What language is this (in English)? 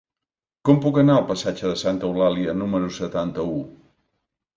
Catalan